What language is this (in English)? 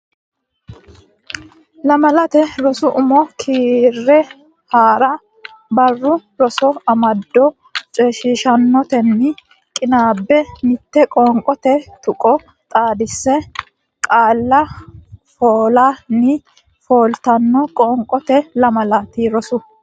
Sidamo